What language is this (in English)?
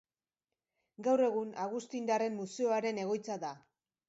Basque